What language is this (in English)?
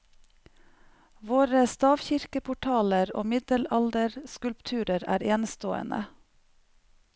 Norwegian